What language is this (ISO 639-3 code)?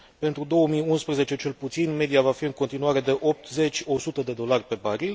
ron